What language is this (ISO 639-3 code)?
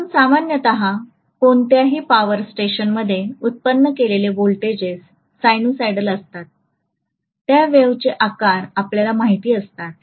mar